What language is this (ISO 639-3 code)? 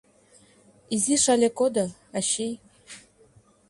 chm